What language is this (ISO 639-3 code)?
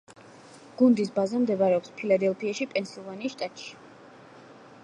kat